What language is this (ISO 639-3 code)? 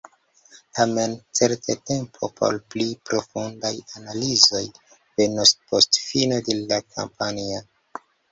epo